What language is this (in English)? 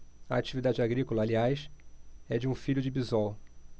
Portuguese